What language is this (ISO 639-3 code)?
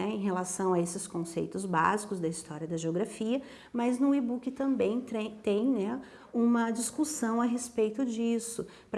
por